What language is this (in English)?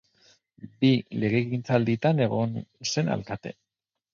Basque